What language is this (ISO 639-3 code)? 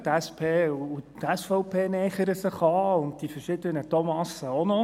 gsw